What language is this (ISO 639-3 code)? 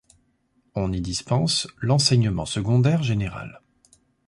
fra